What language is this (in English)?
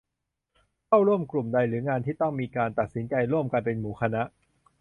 Thai